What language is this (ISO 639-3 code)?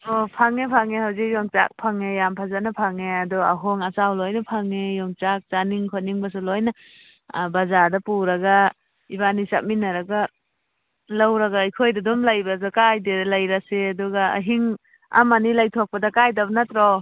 mni